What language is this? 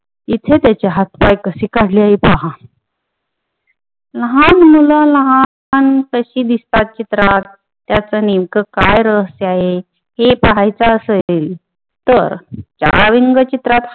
Marathi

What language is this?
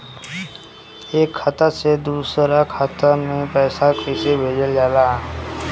Bhojpuri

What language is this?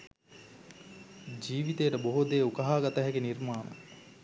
Sinhala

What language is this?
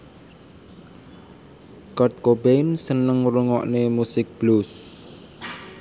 Javanese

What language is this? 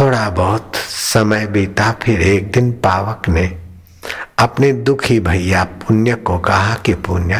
Hindi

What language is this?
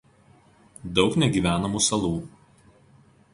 Lithuanian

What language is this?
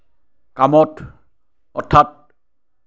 Assamese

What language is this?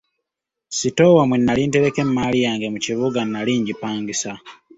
Ganda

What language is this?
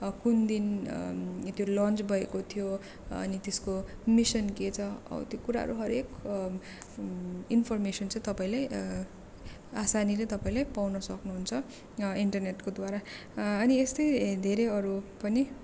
Nepali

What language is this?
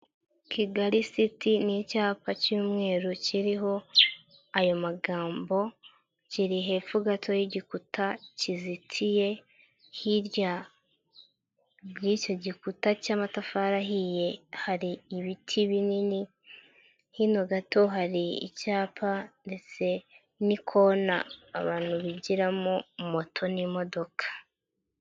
Kinyarwanda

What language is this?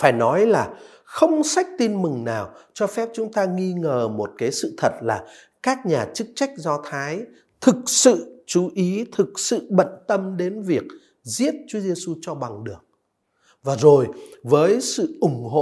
Vietnamese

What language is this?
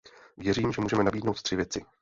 Czech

